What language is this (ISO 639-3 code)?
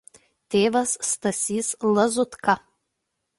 lit